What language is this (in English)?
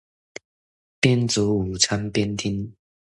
Chinese